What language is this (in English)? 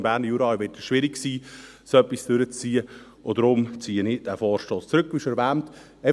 Swiss German